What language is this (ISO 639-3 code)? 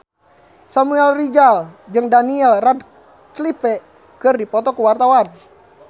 sun